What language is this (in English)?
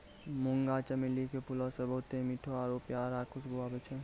Maithili